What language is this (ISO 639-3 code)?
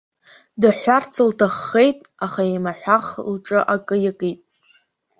abk